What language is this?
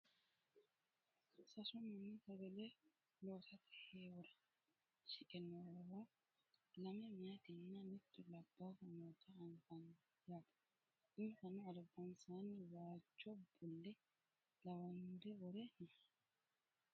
Sidamo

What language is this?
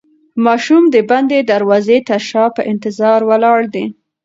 Pashto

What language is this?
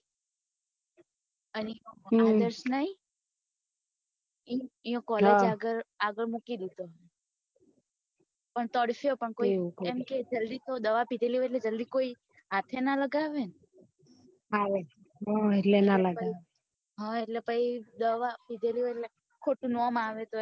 Gujarati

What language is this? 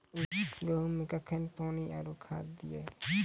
Maithili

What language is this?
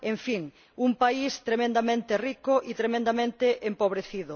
Spanish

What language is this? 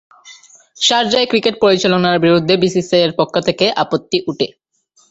Bangla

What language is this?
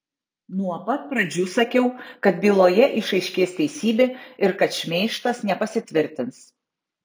Lithuanian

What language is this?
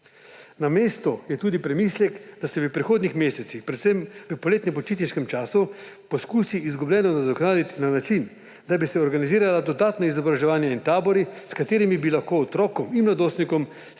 Slovenian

